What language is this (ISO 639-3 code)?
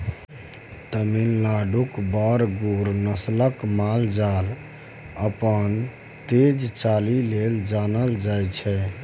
mai